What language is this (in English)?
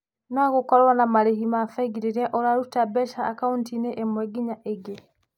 Kikuyu